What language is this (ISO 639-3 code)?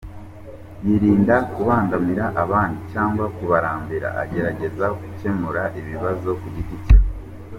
kin